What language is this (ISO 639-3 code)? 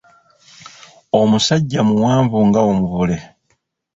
lug